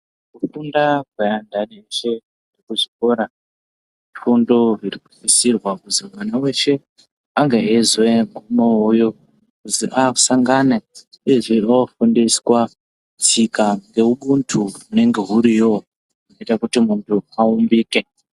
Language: Ndau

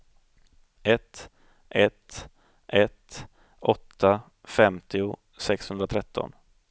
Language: Swedish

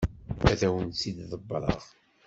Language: Kabyle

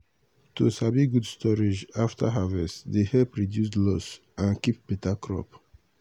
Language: Nigerian Pidgin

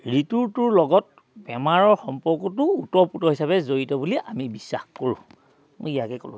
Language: Assamese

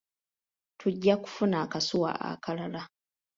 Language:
Ganda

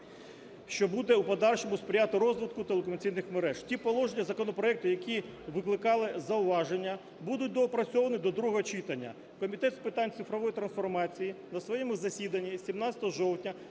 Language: Ukrainian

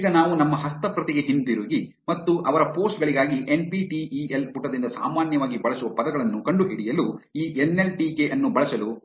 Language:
Kannada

